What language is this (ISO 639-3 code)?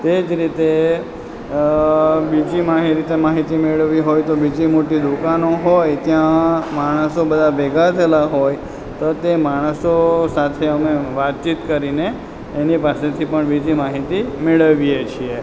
guj